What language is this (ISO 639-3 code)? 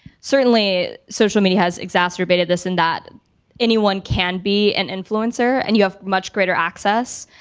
eng